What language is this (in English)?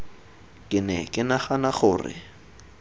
Tswana